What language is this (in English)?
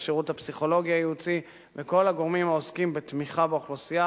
Hebrew